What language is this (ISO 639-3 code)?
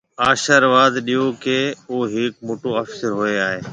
mve